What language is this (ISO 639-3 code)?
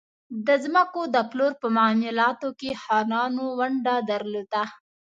pus